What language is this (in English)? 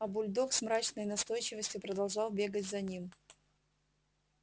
Russian